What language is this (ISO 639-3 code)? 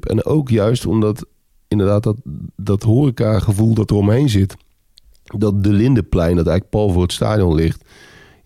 nld